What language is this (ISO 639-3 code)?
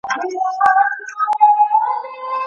pus